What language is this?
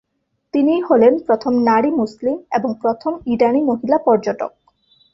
Bangla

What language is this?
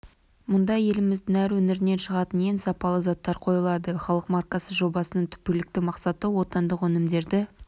Kazakh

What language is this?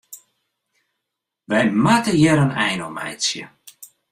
Western Frisian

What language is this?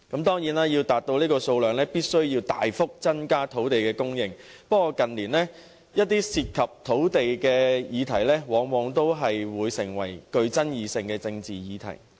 Cantonese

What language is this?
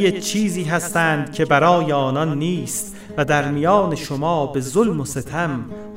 Persian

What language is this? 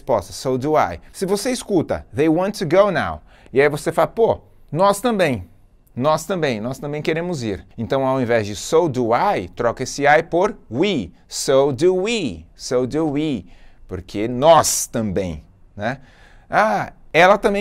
Portuguese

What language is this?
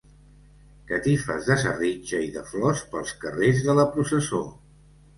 Catalan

